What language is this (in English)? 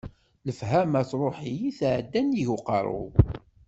Kabyle